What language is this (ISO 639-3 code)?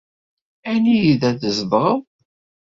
kab